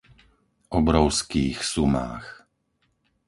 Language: Slovak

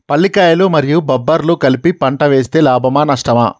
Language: Telugu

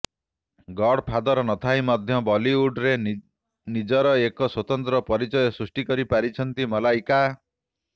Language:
Odia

